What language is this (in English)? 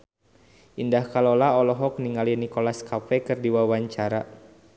Sundanese